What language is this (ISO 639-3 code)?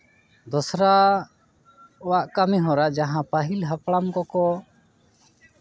sat